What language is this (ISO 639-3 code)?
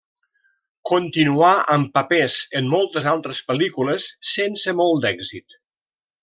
cat